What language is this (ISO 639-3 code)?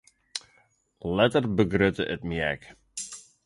fry